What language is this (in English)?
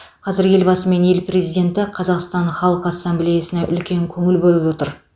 Kazakh